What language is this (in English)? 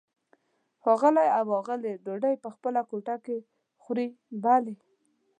Pashto